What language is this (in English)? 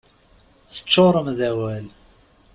Kabyle